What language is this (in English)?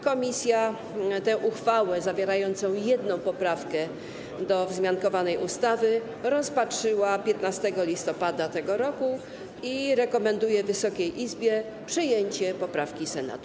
Polish